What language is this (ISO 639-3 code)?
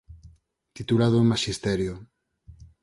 glg